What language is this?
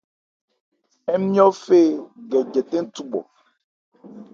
Ebrié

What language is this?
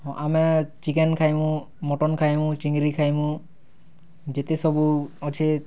Odia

